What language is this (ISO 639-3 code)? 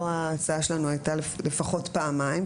heb